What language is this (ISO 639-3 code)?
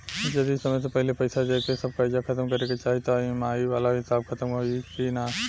bho